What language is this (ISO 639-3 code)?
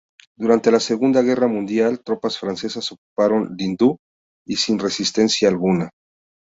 spa